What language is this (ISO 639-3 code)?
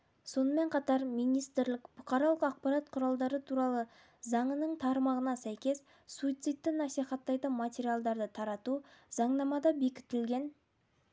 kaz